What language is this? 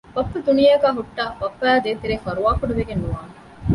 Divehi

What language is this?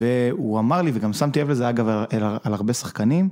Hebrew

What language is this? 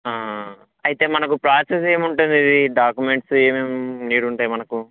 Telugu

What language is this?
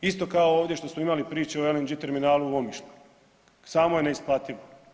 Croatian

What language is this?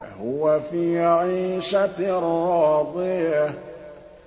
Arabic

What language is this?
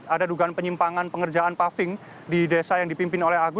Indonesian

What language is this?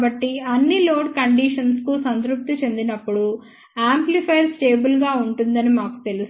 Telugu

